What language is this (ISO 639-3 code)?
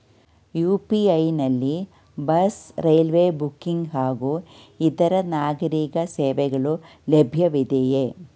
kan